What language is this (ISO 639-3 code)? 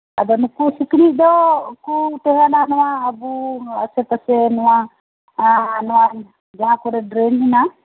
sat